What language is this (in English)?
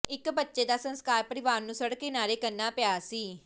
Punjabi